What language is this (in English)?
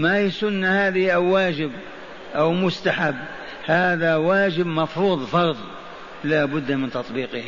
Arabic